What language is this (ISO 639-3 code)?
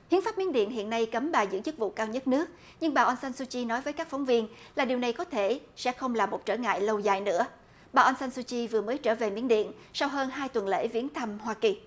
vie